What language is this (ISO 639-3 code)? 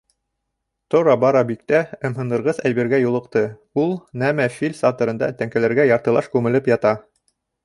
bak